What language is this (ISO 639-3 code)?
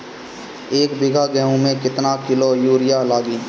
bho